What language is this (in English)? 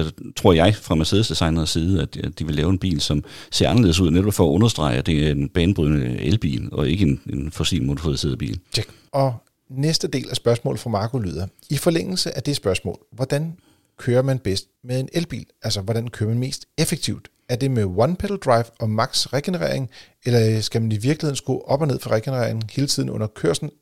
Danish